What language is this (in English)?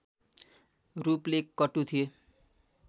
Nepali